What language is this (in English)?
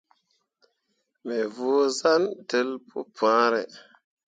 Mundang